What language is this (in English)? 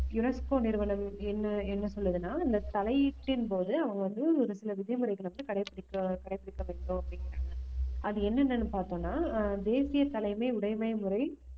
Tamil